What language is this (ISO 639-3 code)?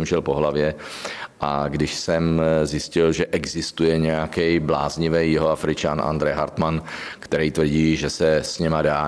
ces